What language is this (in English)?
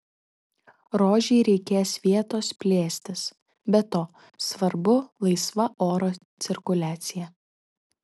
Lithuanian